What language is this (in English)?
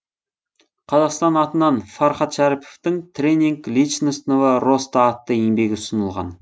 Kazakh